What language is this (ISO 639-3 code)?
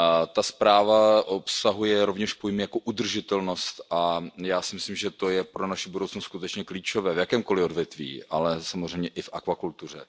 ces